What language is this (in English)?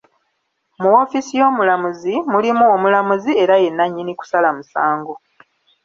Ganda